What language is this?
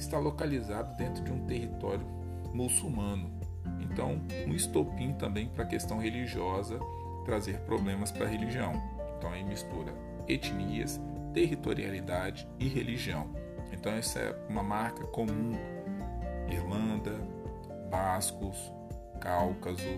Portuguese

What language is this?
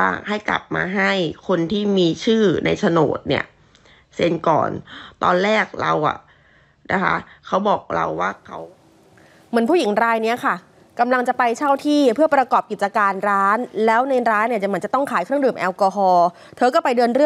Thai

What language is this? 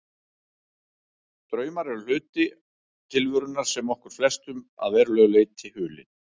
Icelandic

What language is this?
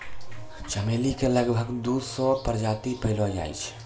Maithili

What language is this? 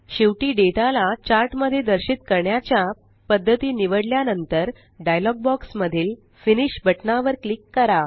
Marathi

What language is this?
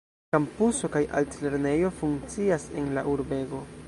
Esperanto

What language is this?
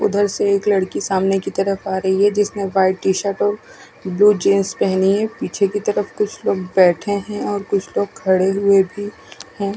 Hindi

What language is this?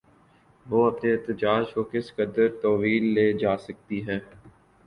Urdu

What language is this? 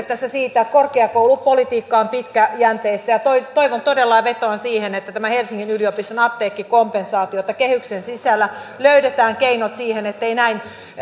Finnish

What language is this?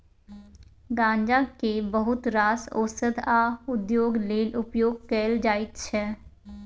Maithili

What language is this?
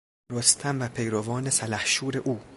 Persian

